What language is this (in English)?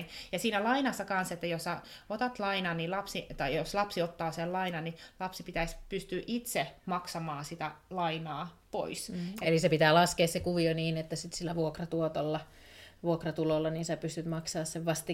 Finnish